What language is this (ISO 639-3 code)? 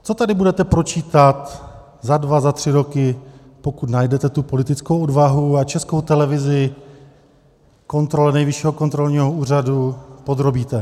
ces